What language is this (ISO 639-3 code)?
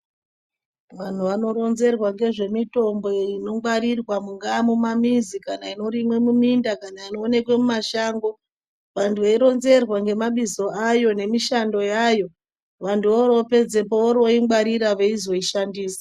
ndc